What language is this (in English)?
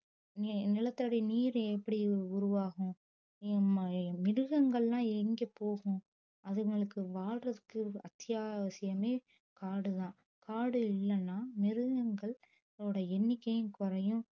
Tamil